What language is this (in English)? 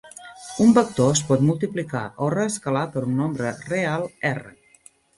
Catalan